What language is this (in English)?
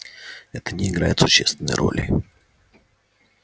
Russian